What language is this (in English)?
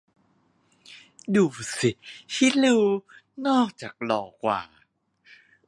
Thai